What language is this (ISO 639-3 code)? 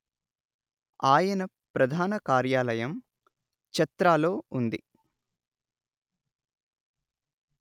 tel